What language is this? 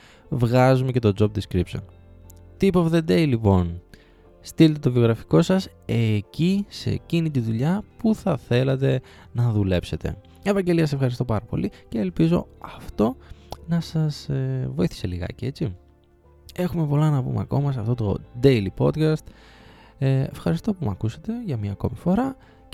Greek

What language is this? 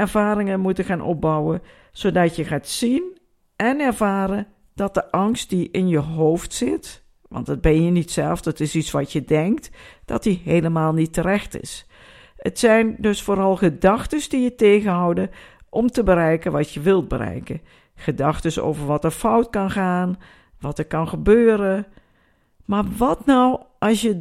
Dutch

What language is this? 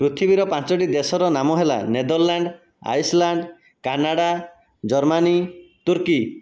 Odia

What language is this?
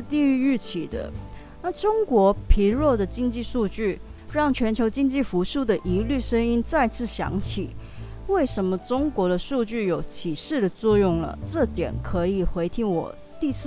Chinese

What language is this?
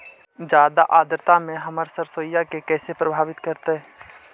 Magahi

